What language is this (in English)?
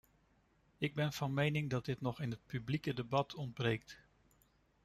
Dutch